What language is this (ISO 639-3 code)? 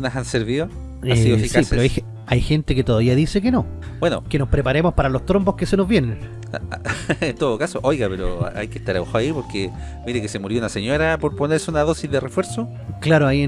spa